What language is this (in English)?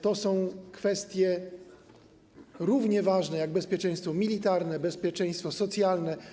Polish